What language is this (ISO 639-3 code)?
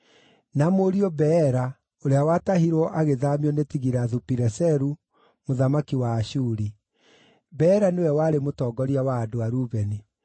kik